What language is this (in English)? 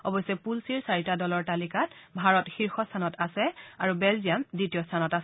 Assamese